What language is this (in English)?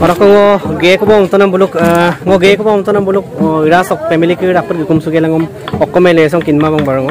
Indonesian